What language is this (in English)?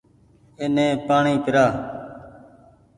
Goaria